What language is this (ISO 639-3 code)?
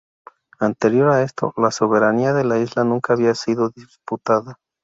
spa